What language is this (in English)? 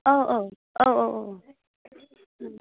Bodo